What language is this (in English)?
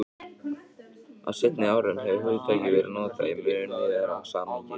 Icelandic